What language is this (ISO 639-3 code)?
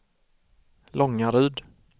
swe